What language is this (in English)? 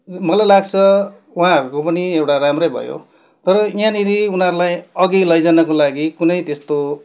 Nepali